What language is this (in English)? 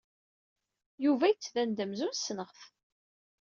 Kabyle